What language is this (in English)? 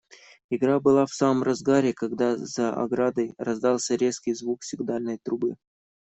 Russian